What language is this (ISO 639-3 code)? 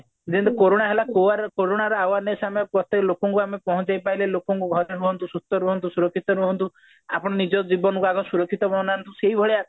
ori